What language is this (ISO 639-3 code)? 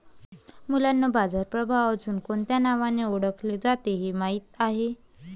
mar